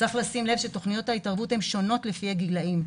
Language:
Hebrew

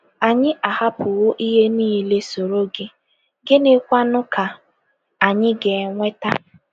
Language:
Igbo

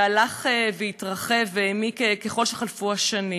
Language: Hebrew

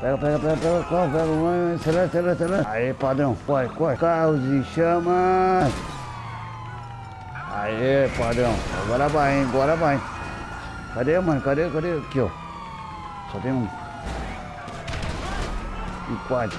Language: Portuguese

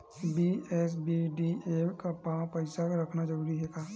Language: Chhattisgarhi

